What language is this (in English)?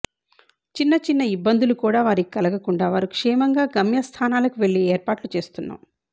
Telugu